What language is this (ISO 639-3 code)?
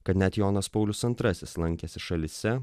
lit